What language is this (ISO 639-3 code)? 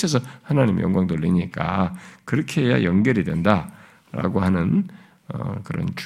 kor